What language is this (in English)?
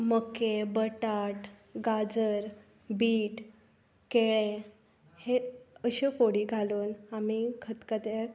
Konkani